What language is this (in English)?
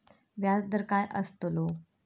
Marathi